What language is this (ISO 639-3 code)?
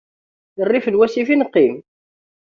kab